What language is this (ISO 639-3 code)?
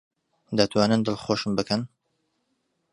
ckb